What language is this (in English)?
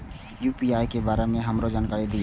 Maithili